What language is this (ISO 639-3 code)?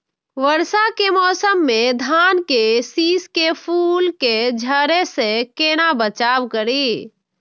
mai